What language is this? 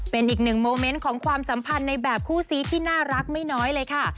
Thai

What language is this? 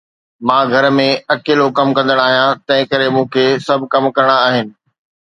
Sindhi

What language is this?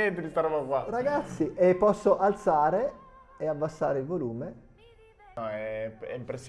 Italian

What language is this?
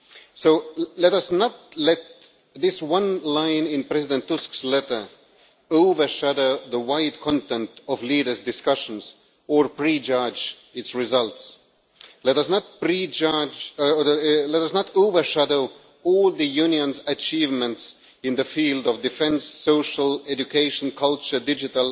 English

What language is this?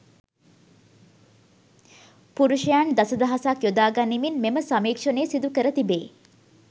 Sinhala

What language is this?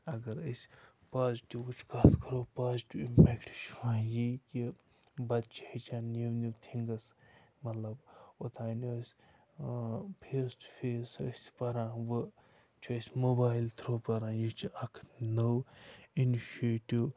Kashmiri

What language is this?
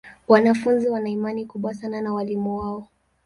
Swahili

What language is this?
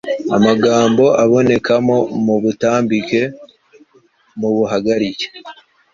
Kinyarwanda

